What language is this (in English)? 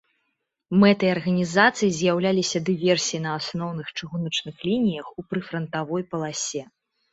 Belarusian